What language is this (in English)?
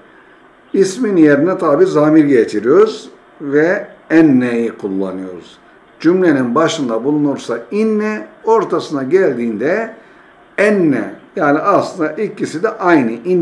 Turkish